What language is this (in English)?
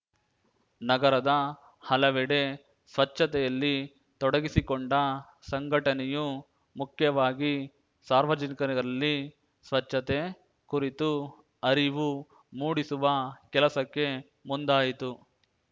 Kannada